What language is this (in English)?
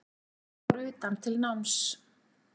Icelandic